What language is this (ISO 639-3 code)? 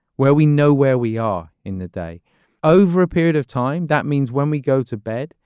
eng